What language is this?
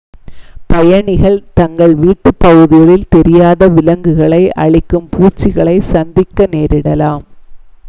Tamil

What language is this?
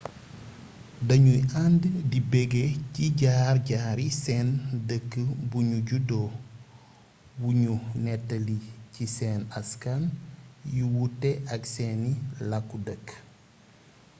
Wolof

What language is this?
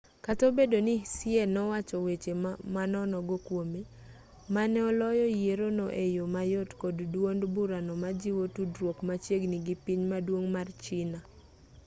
Luo (Kenya and Tanzania)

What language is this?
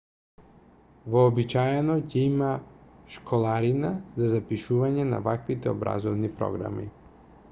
Macedonian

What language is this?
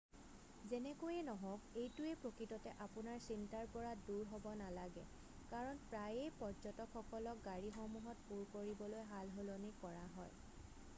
Assamese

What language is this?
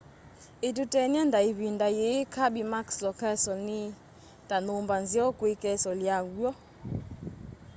Kamba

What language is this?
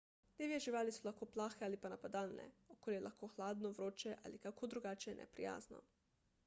Slovenian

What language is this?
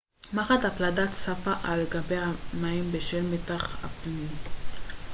Hebrew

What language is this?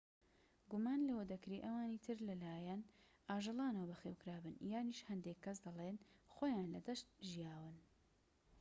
Central Kurdish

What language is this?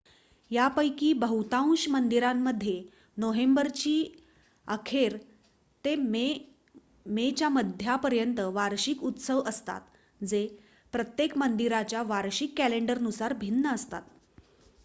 Marathi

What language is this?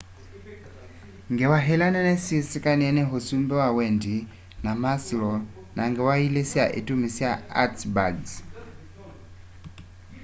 Kamba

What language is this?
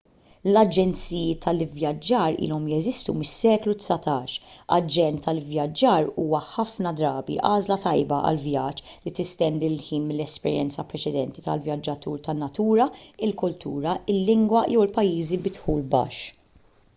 Maltese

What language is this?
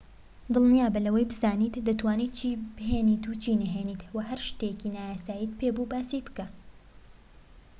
Central Kurdish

